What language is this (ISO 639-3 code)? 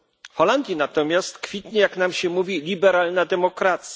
pol